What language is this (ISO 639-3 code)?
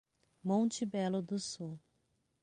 por